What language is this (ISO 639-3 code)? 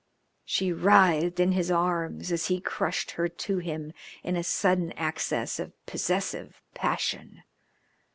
eng